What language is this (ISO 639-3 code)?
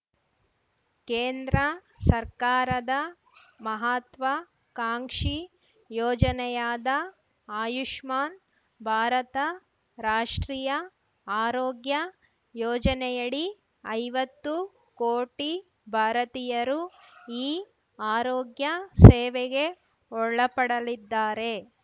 kan